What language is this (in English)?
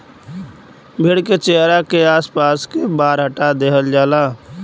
Bhojpuri